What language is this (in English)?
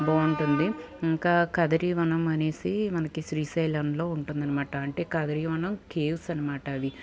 Telugu